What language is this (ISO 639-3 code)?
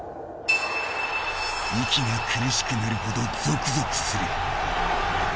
jpn